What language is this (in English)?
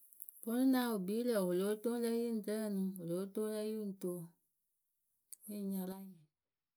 Akebu